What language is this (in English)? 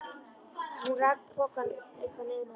Icelandic